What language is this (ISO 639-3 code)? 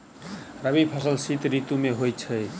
mai